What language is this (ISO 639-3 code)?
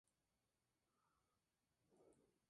spa